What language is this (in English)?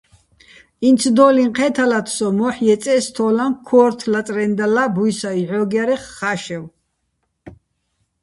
Bats